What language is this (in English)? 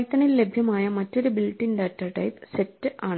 Malayalam